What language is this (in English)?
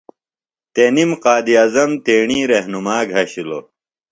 Phalura